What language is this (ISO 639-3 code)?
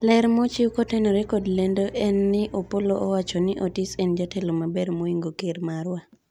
luo